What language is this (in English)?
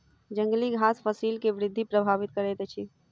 Maithili